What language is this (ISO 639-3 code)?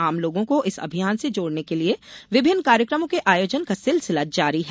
hin